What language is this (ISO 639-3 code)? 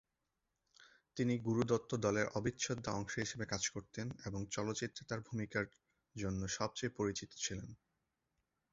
ben